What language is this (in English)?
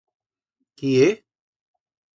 Aragonese